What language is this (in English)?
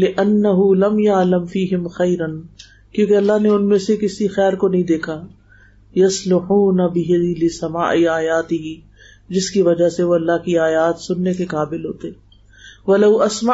Urdu